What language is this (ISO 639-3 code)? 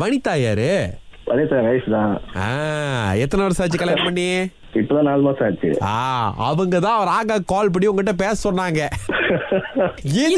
tam